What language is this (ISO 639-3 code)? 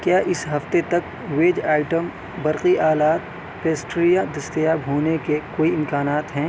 urd